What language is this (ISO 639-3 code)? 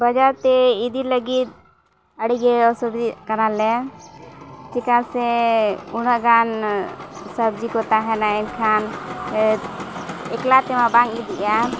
sat